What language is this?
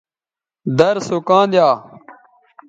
Bateri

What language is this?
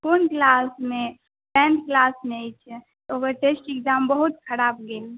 Maithili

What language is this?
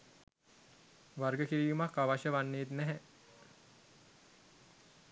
Sinhala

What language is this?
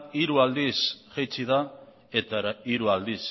Basque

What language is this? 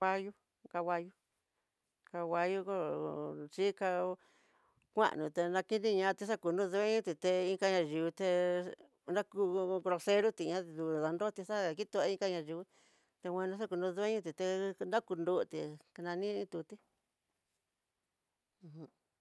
Tidaá Mixtec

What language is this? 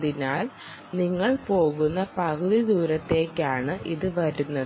Malayalam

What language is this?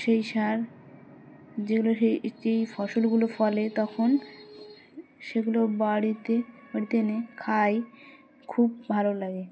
Bangla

